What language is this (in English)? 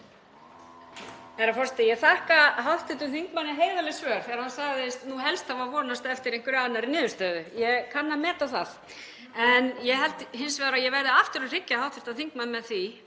Icelandic